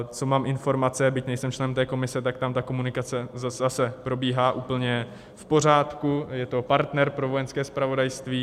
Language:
Czech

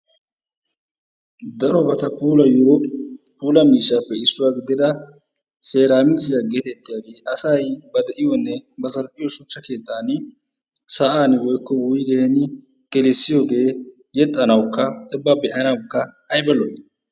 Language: Wolaytta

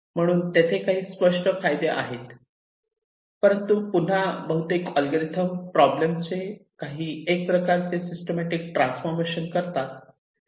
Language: Marathi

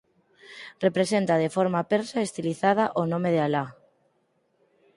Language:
Galician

